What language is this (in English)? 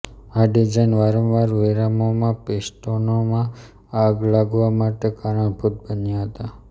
Gujarati